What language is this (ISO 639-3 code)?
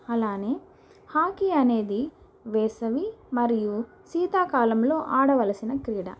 tel